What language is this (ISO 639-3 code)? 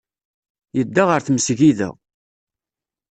kab